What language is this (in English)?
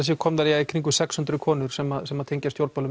Icelandic